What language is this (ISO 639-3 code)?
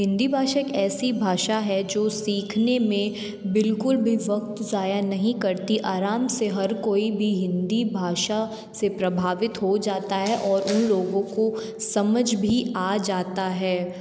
hin